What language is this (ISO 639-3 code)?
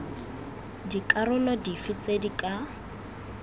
tsn